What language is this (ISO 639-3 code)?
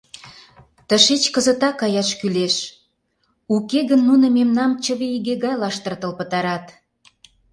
chm